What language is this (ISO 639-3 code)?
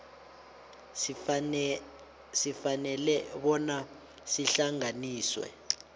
nbl